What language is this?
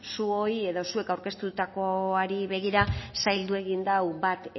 Basque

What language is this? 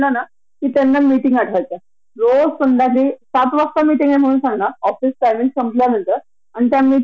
Marathi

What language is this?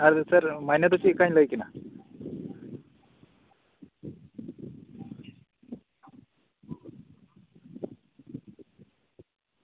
Santali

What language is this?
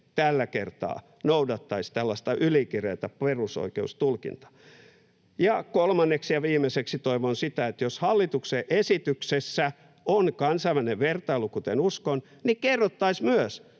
Finnish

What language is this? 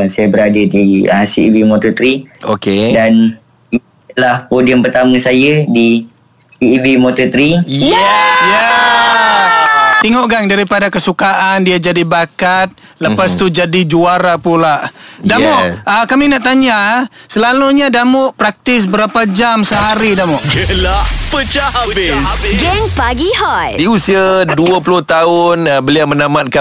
Malay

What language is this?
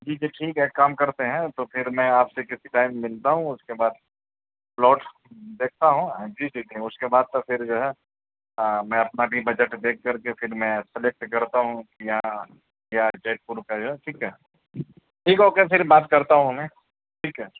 Urdu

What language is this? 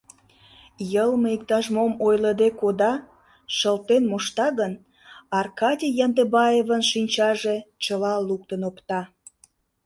Mari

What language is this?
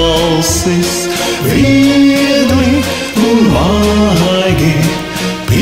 Romanian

